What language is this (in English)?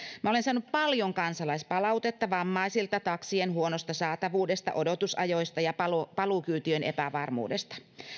Finnish